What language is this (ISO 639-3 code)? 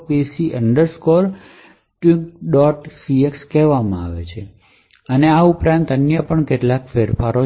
guj